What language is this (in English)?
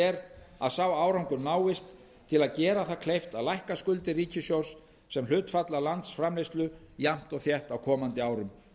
Icelandic